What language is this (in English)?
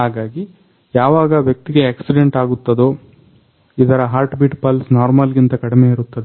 Kannada